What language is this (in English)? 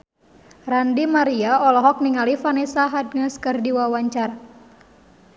Sundanese